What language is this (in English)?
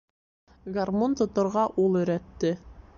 Bashkir